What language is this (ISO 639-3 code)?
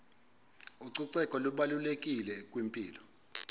xho